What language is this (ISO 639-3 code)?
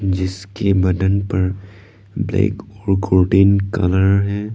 hin